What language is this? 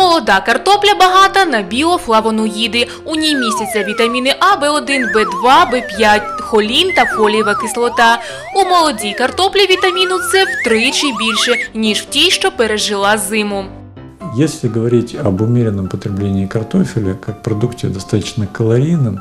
Russian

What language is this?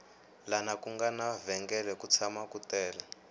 Tsonga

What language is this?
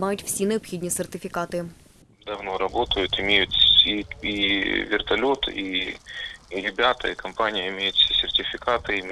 Ukrainian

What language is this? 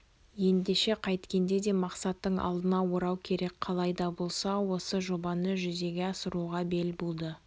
Kazakh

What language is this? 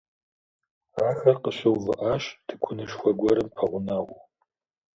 Kabardian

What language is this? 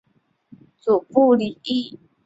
Chinese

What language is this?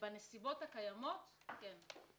Hebrew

